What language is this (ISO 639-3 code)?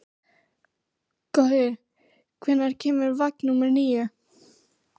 isl